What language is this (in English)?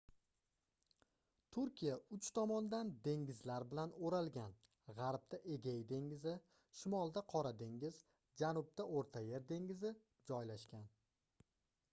Uzbek